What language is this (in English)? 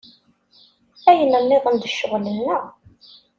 Kabyle